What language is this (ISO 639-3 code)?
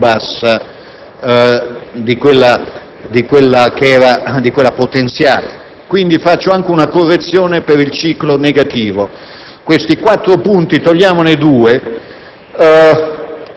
ita